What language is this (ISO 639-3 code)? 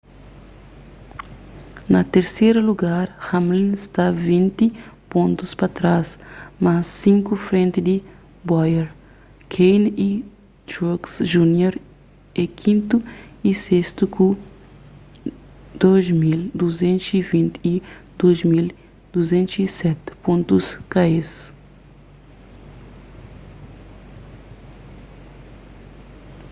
kea